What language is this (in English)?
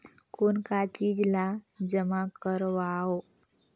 Chhattisgarhi